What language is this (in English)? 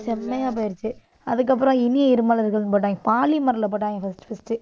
Tamil